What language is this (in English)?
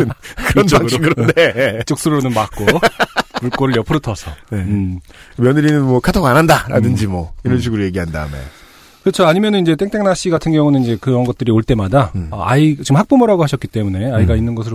Korean